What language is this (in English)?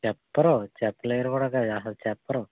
Telugu